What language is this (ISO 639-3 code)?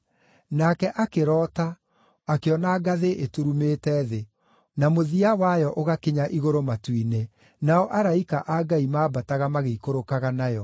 kik